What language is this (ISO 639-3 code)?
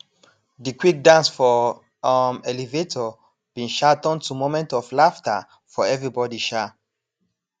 pcm